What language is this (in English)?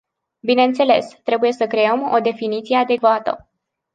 Romanian